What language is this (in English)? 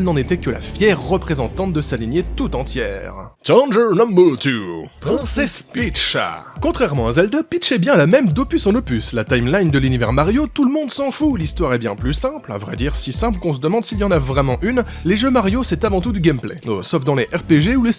French